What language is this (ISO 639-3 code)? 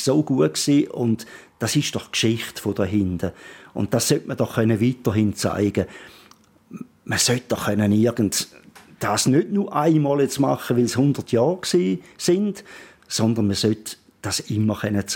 deu